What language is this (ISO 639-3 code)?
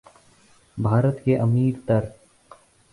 urd